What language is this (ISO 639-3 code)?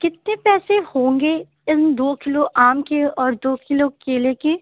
urd